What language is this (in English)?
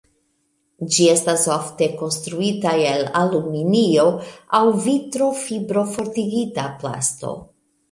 Esperanto